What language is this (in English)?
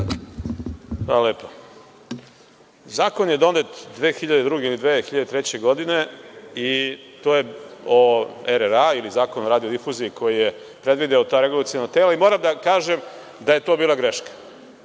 Serbian